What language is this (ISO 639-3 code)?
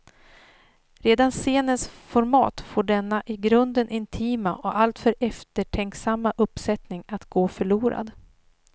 swe